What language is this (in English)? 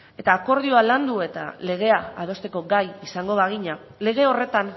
Basque